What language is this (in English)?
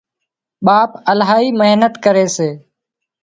Wadiyara Koli